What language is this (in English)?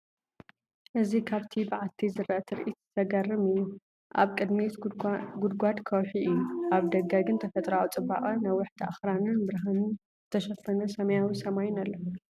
Tigrinya